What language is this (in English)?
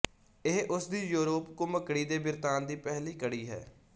Punjabi